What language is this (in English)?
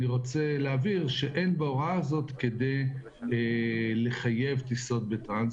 Hebrew